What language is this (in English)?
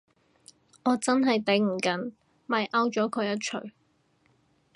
Cantonese